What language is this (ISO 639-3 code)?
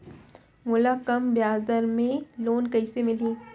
hne